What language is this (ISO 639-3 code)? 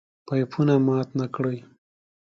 pus